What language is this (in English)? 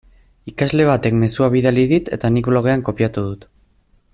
Basque